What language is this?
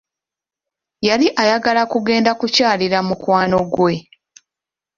Ganda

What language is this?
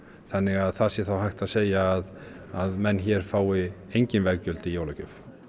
Icelandic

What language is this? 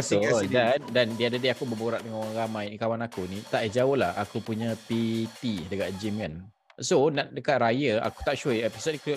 Malay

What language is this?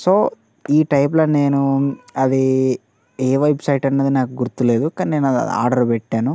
Telugu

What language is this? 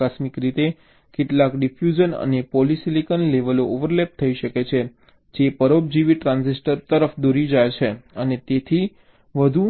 Gujarati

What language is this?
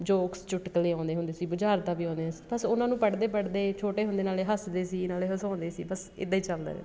Punjabi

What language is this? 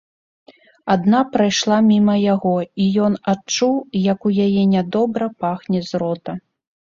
Belarusian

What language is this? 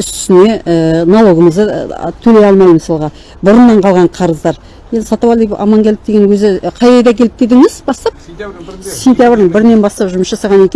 Turkish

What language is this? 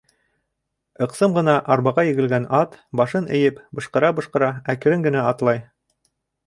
Bashkir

